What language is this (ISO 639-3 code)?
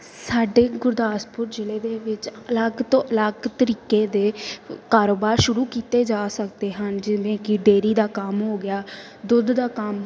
pan